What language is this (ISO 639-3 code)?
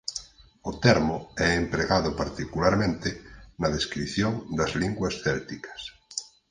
glg